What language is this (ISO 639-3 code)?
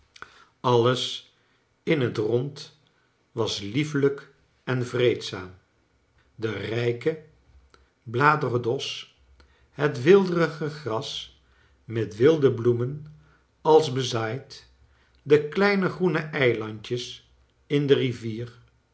nld